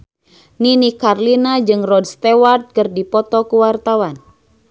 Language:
Sundanese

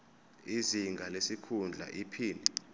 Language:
Zulu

